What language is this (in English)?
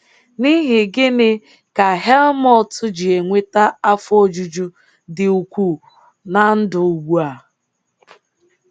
Igbo